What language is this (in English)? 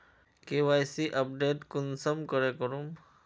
Magahi